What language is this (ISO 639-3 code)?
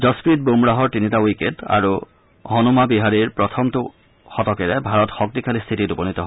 asm